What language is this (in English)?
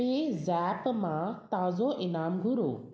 Sindhi